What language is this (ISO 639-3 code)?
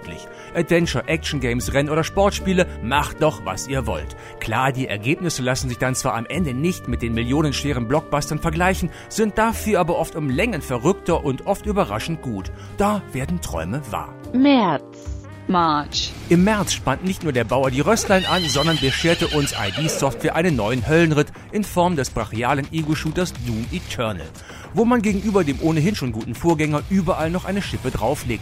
deu